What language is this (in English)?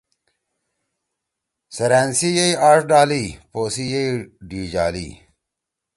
Torwali